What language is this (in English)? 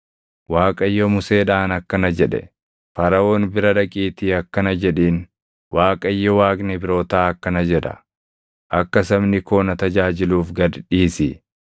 Oromo